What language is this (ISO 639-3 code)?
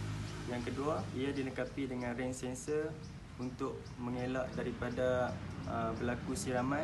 msa